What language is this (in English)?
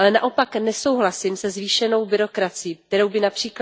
Czech